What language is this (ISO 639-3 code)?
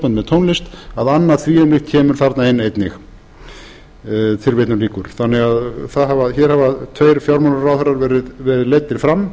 isl